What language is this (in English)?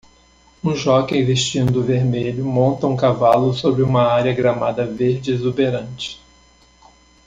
Portuguese